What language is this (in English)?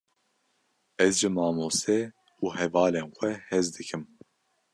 Kurdish